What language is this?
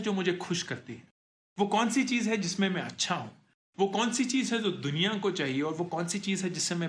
Hindi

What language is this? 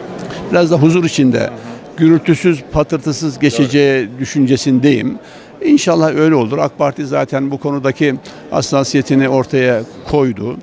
Turkish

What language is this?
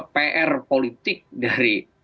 Indonesian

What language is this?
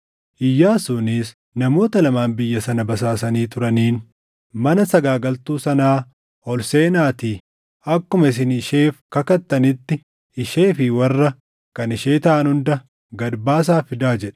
Oromo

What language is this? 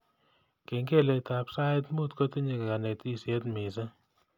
Kalenjin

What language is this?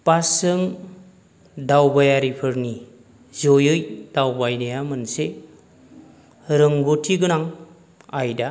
Bodo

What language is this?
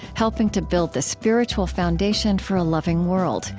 English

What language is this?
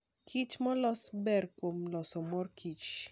Luo (Kenya and Tanzania)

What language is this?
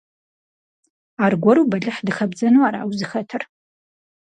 Kabardian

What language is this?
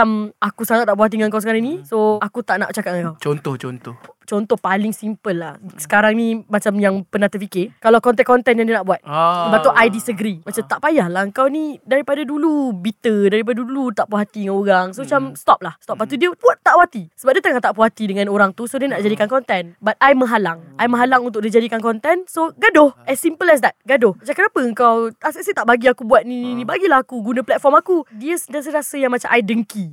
Malay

